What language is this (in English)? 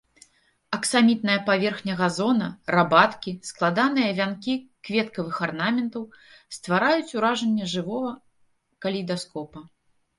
Belarusian